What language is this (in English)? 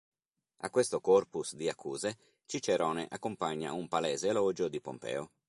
Italian